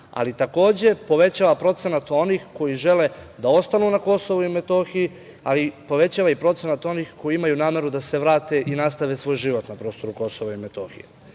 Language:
Serbian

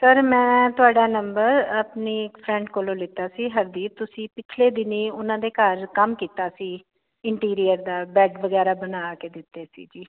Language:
Punjabi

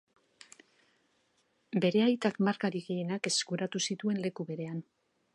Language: Basque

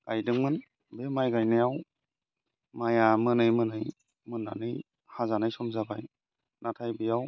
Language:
Bodo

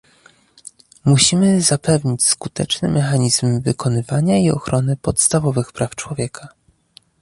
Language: Polish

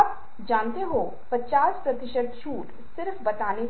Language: Hindi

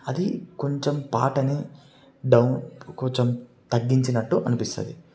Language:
Telugu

